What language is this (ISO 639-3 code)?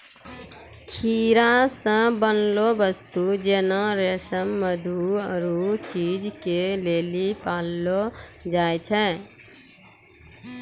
mai